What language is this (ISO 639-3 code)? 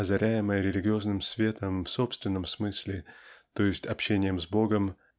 rus